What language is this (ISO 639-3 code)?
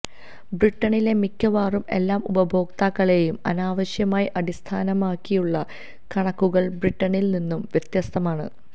mal